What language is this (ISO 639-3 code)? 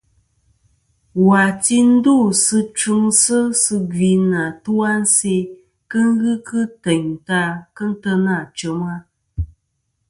bkm